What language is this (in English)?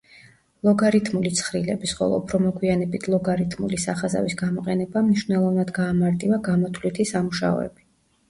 Georgian